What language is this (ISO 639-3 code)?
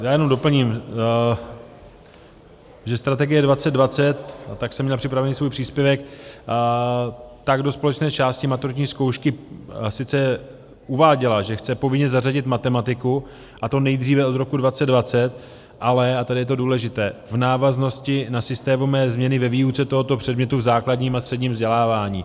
ces